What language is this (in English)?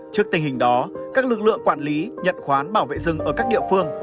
Vietnamese